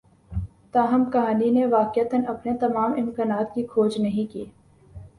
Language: Urdu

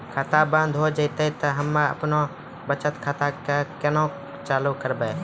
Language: Maithili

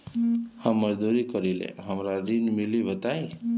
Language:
Bhojpuri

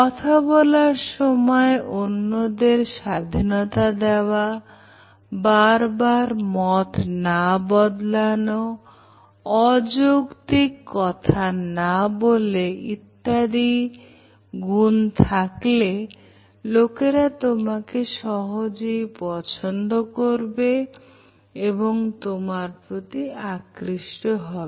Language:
Bangla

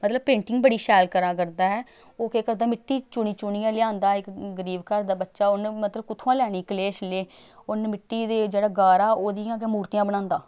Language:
Dogri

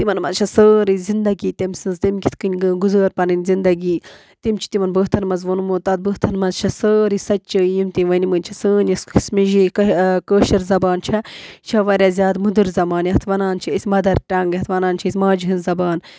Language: Kashmiri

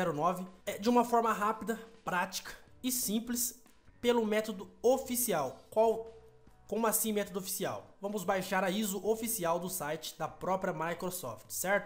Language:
Portuguese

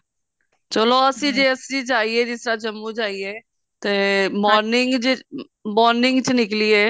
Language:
Punjabi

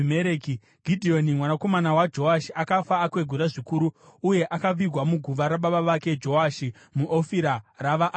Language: Shona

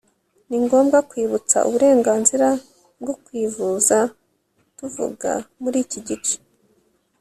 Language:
Kinyarwanda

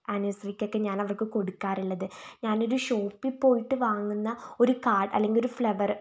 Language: Malayalam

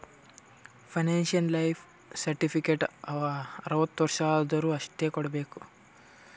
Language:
Kannada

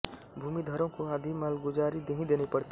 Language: Hindi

